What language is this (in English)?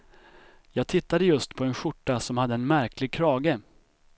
Swedish